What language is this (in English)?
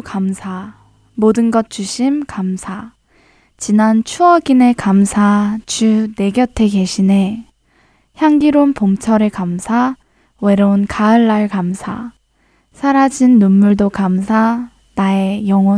Korean